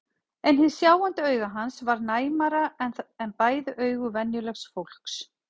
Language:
Icelandic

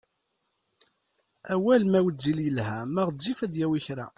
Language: Kabyle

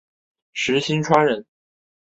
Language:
Chinese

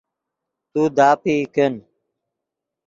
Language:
Yidgha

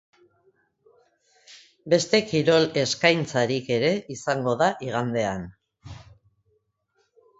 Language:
Basque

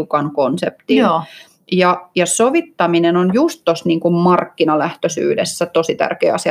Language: Finnish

